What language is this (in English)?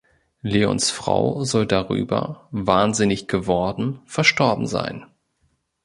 German